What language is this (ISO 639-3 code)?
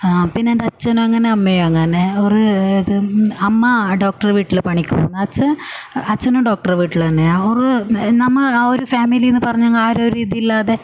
mal